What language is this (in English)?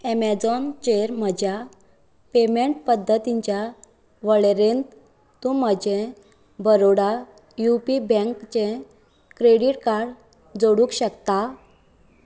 Konkani